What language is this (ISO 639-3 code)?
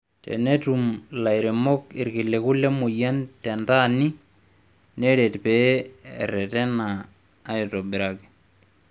mas